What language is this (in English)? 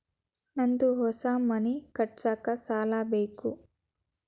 Kannada